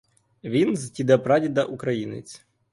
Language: Ukrainian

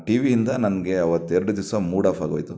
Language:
Kannada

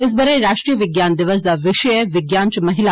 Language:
Dogri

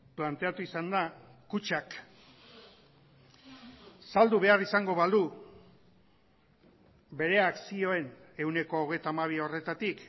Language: Basque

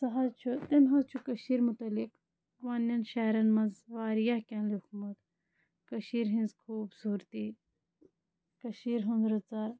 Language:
Kashmiri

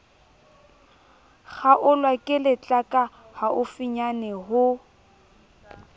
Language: Southern Sotho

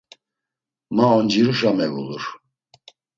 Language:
Laz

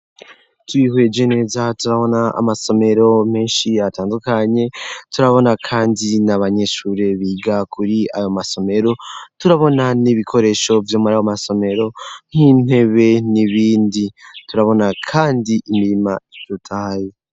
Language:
Rundi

